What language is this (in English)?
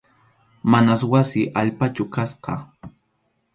Arequipa-La Unión Quechua